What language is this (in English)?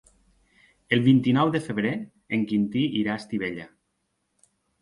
Catalan